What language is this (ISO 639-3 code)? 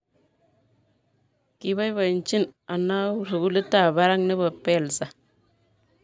kln